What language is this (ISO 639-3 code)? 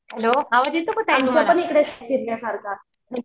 mar